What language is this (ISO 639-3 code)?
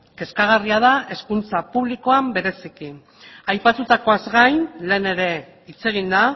eus